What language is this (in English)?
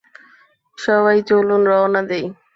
Bangla